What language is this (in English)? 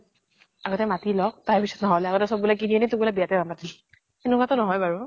Assamese